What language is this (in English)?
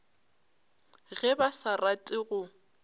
Northern Sotho